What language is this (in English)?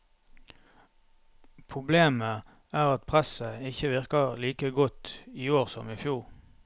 Norwegian